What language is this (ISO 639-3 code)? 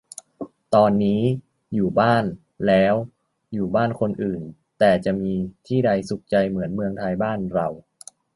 tha